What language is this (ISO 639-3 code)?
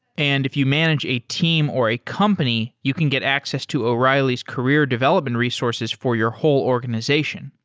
eng